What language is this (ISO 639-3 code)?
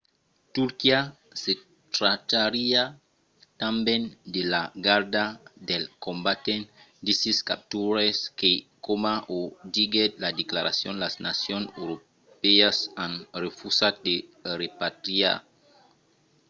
oci